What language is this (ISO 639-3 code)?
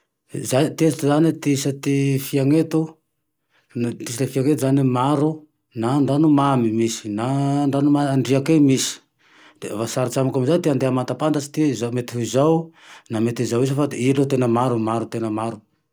tdx